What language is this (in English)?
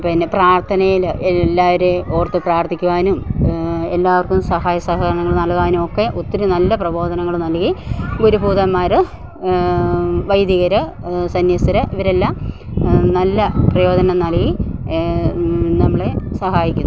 Malayalam